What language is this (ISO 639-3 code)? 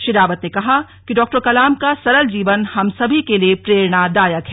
hin